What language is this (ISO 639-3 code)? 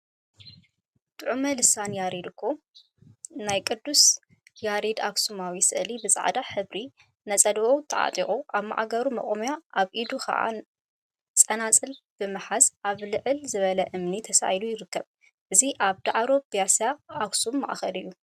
tir